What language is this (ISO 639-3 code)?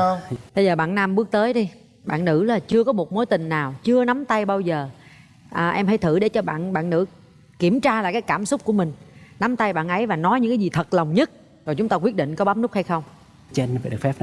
vie